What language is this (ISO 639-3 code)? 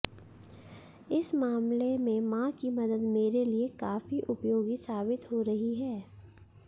hin